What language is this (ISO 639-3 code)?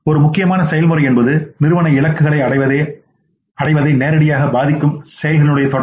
tam